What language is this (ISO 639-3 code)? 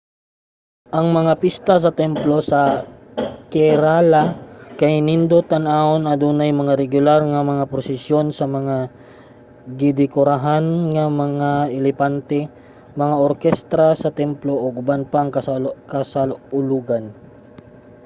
ceb